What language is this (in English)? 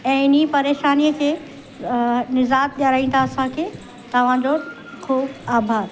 Sindhi